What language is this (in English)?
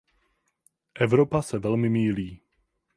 Czech